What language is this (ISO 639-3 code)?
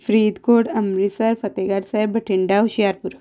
pan